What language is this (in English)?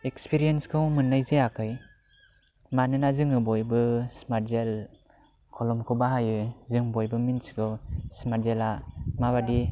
Bodo